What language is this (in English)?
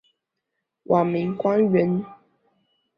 Chinese